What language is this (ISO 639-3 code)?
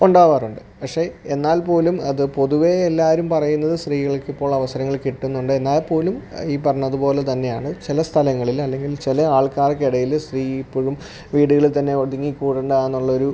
mal